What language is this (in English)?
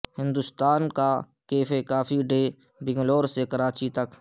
Urdu